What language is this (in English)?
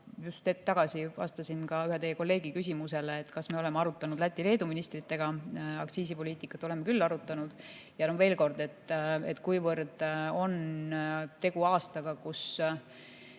Estonian